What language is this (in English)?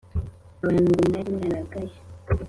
Kinyarwanda